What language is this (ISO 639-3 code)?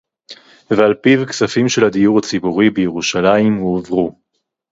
heb